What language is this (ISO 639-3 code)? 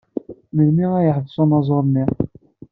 kab